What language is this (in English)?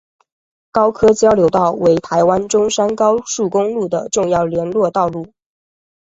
Chinese